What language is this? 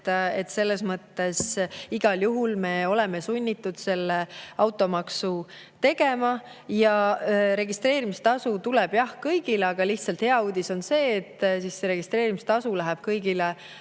Estonian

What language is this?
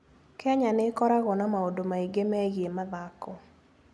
Kikuyu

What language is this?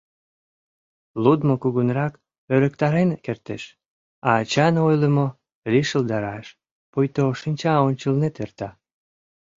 Mari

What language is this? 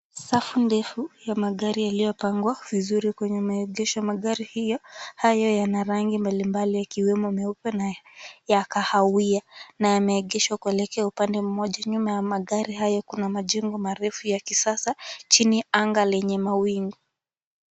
Swahili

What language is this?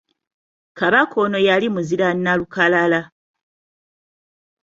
Ganda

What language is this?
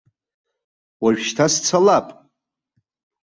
Abkhazian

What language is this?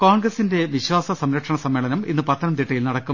Malayalam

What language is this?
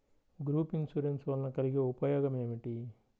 Telugu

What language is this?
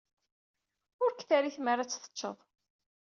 Kabyle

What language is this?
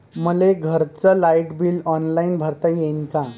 Marathi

